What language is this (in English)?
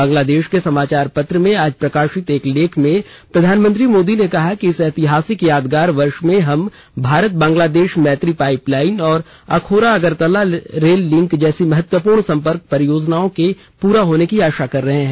Hindi